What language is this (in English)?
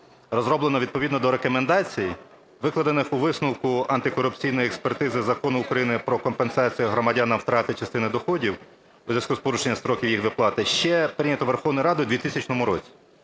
Ukrainian